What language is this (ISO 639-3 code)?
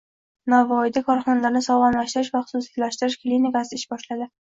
uzb